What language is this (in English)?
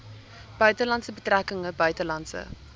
Afrikaans